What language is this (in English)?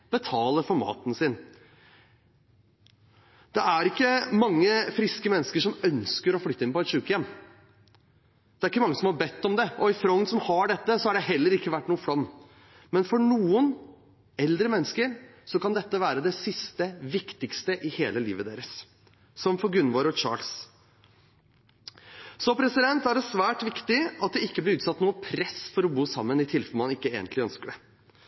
Norwegian Bokmål